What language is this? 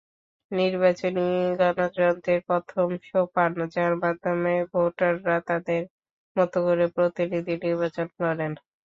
Bangla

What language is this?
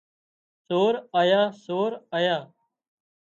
Wadiyara Koli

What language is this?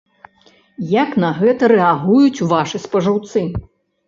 Belarusian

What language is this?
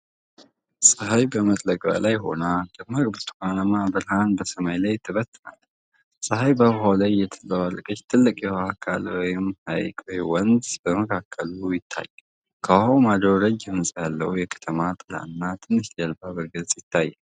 Amharic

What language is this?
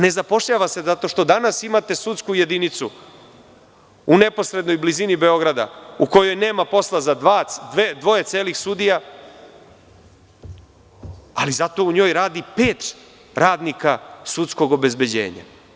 Serbian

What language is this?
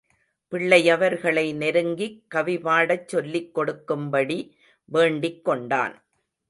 Tamil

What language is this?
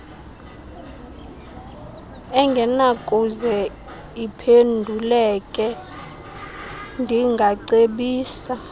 Xhosa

